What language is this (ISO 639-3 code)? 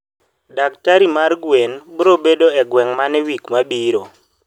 luo